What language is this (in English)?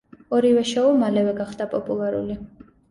Georgian